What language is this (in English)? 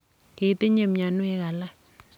Kalenjin